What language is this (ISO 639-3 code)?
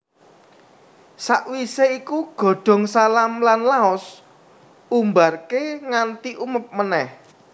jav